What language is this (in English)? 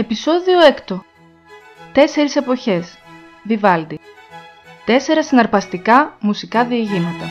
Greek